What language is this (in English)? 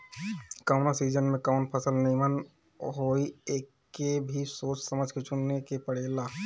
Bhojpuri